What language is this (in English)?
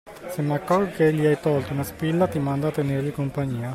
Italian